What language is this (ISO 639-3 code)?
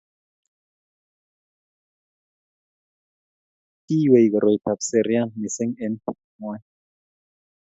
kln